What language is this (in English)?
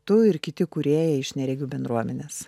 Lithuanian